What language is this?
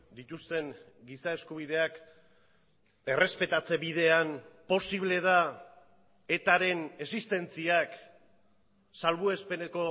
Basque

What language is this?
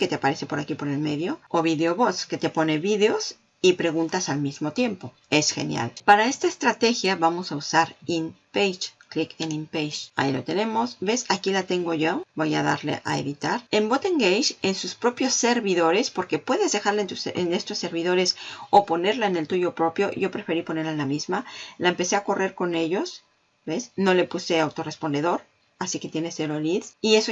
Spanish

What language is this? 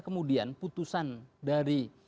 Indonesian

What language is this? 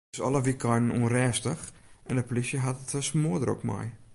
Western Frisian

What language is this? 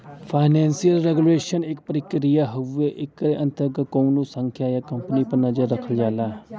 Bhojpuri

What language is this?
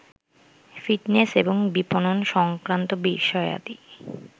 Bangla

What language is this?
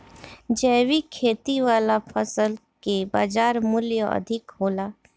Bhojpuri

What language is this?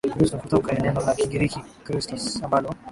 Swahili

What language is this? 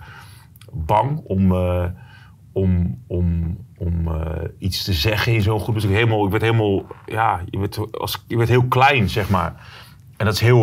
Dutch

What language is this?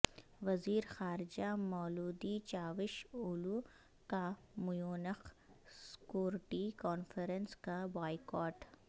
Urdu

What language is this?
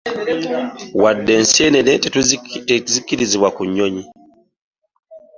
Ganda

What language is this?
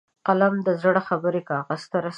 Pashto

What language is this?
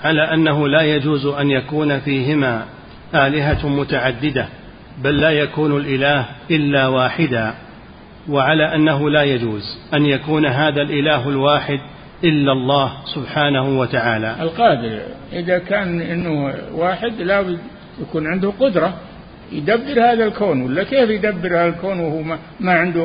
Arabic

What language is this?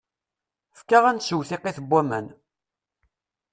Kabyle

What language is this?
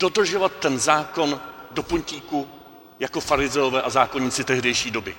Czech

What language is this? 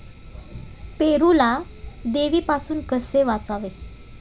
Marathi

